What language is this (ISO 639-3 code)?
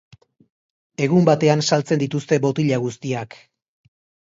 eus